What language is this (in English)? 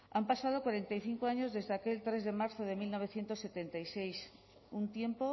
Spanish